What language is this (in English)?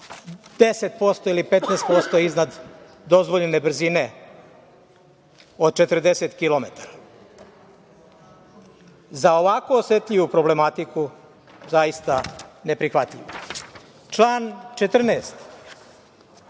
Serbian